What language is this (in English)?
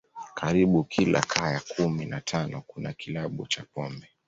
Swahili